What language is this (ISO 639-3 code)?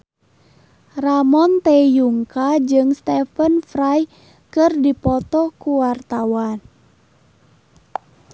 sun